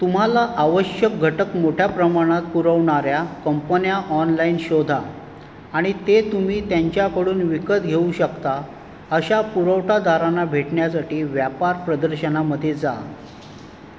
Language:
Marathi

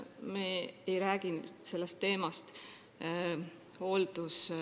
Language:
Estonian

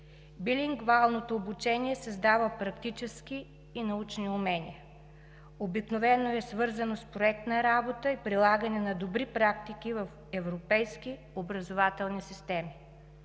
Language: Bulgarian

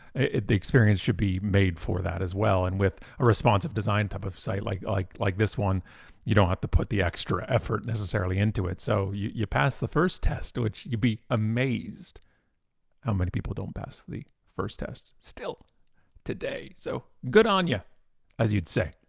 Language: English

